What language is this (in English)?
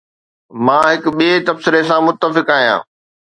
Sindhi